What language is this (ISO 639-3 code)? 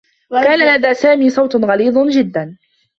ara